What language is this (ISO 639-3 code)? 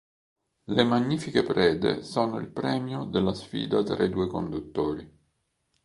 ita